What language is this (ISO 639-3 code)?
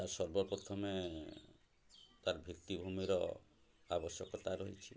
ori